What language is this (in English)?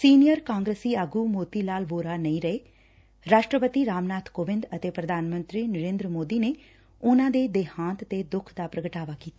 Punjabi